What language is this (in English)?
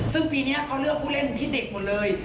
Thai